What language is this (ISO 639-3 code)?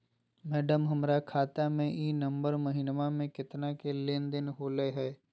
mag